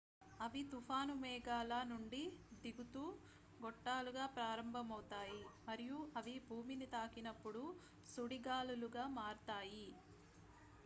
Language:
Telugu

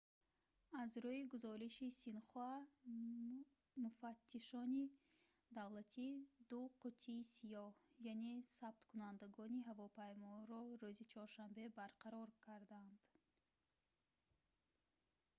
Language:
Tajik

